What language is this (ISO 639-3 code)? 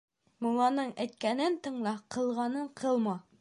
bak